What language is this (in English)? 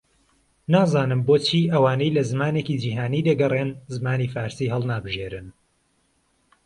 Central Kurdish